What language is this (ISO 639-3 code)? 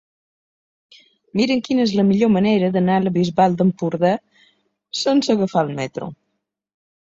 cat